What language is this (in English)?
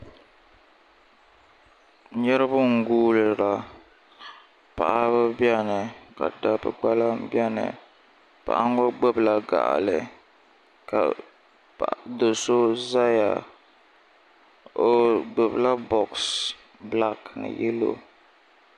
Dagbani